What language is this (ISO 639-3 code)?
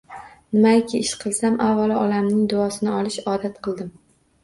uzb